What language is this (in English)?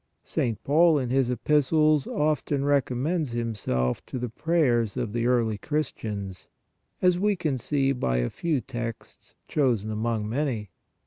English